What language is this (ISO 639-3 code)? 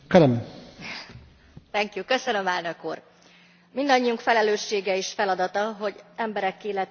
hun